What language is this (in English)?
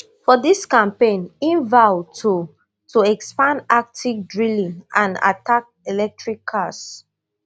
Nigerian Pidgin